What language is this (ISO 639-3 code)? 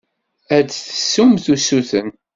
kab